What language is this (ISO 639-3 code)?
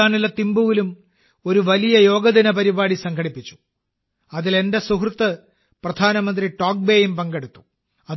mal